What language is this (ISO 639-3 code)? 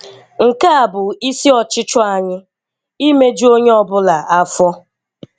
ibo